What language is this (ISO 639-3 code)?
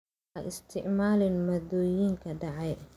som